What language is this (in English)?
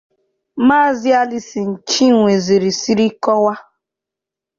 Igbo